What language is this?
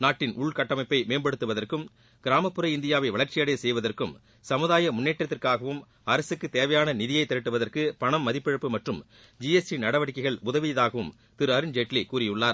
Tamil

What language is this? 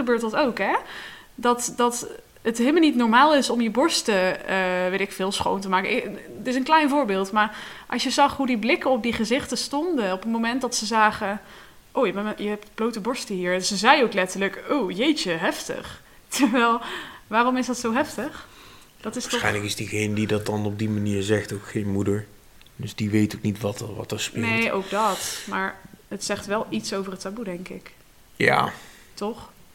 Dutch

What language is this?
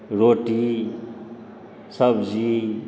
Maithili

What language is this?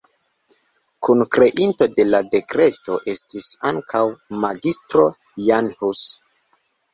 Esperanto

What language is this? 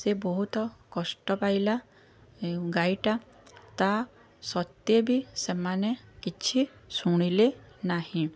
Odia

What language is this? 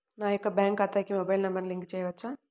Telugu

